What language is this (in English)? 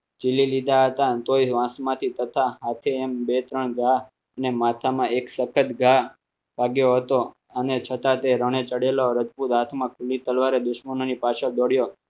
Gujarati